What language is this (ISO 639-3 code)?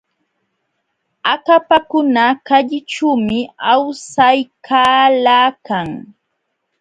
qxw